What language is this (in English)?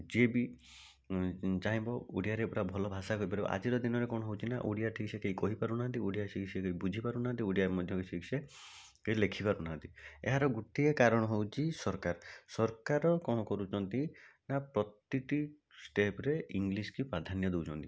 Odia